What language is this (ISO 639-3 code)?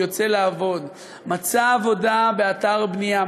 heb